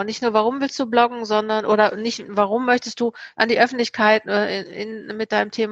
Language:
German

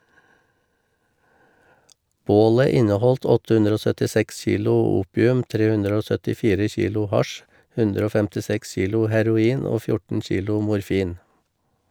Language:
Norwegian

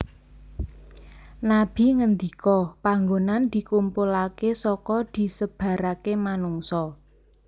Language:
Javanese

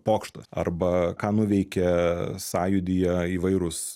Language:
Lithuanian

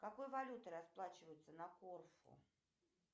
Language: Russian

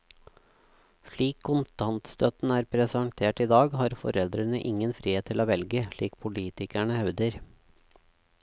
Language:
Norwegian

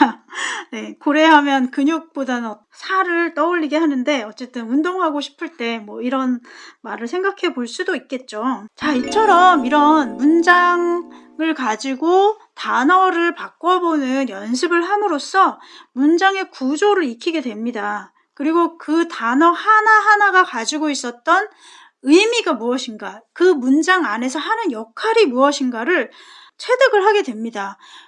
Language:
Korean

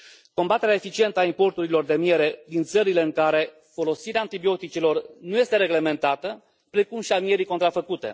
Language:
Romanian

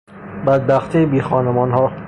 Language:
Persian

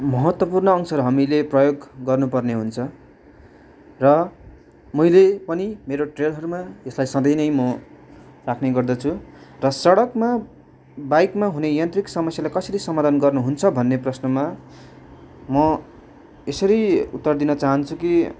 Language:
Nepali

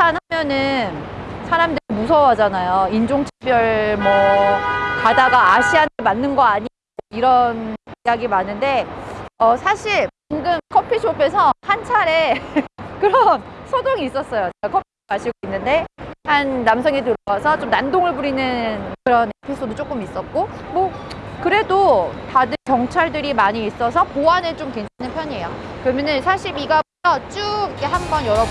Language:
Korean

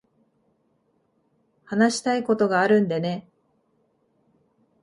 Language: Japanese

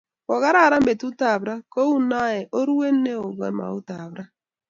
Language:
Kalenjin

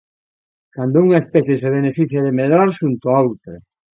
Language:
Galician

